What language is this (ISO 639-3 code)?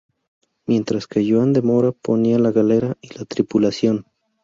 spa